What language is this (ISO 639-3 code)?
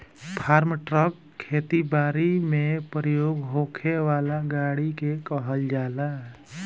bho